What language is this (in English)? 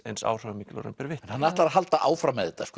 Icelandic